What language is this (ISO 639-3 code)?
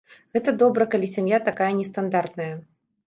bel